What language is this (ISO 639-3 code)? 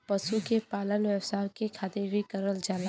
bho